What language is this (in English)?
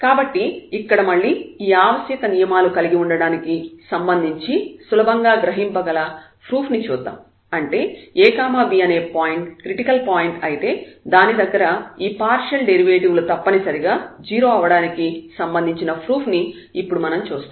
Telugu